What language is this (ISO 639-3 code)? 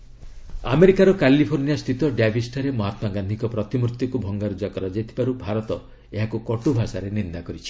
ori